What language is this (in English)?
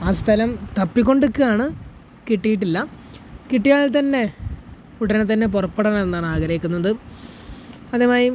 Malayalam